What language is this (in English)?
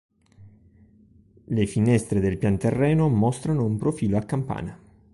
Italian